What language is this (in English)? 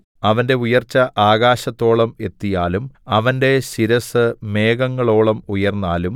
Malayalam